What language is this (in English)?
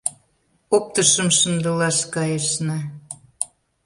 Mari